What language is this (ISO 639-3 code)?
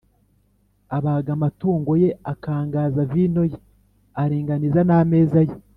kin